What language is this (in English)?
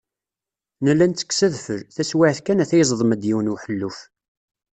Kabyle